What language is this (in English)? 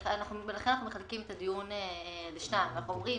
Hebrew